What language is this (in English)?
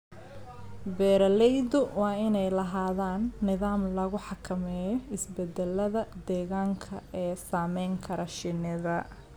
Somali